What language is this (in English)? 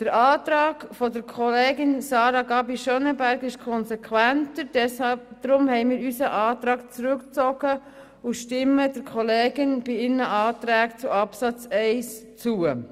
Swiss German